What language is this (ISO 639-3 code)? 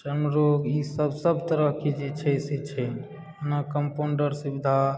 mai